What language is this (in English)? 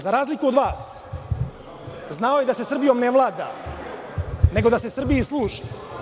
Serbian